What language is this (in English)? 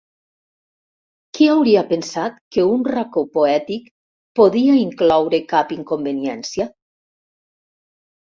Catalan